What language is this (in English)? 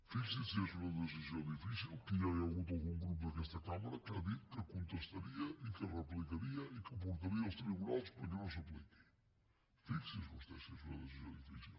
Catalan